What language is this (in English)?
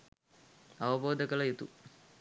Sinhala